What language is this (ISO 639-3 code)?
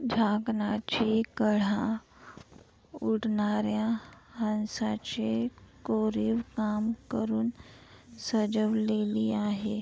mar